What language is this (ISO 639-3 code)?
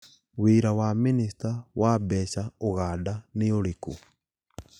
kik